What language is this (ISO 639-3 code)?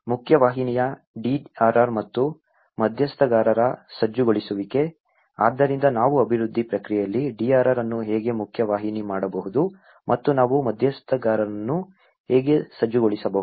kan